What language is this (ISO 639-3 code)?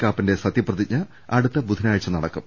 mal